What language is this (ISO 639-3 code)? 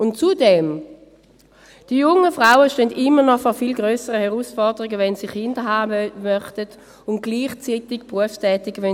gsw